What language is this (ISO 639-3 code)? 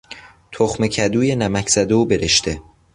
fas